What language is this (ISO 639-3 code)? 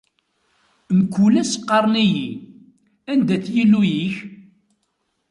kab